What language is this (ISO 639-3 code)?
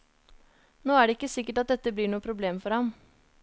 nor